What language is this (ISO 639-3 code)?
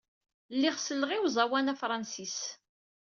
kab